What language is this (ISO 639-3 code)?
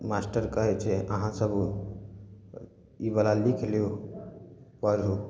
mai